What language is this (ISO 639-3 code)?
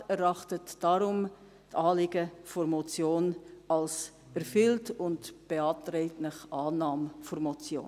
gsw